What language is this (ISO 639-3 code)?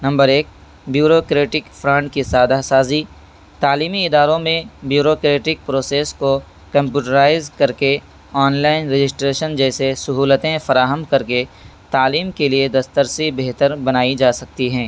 urd